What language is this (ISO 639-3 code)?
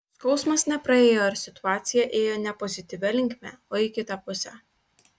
lit